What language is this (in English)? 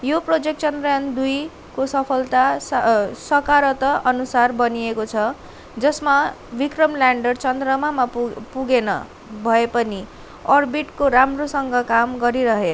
Nepali